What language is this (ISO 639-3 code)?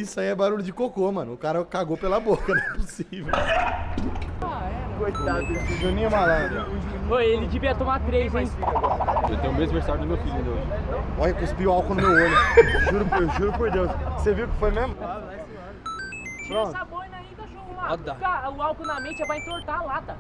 por